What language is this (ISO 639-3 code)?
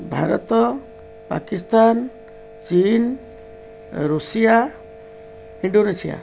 ori